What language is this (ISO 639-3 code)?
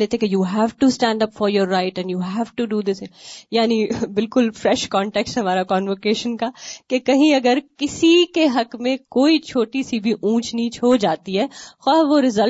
urd